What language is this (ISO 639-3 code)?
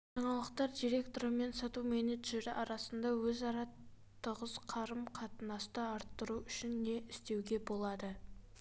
kaz